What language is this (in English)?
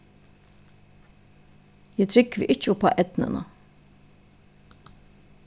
Faroese